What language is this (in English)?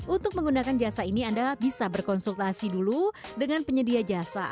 Indonesian